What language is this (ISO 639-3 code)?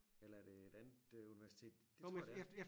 dan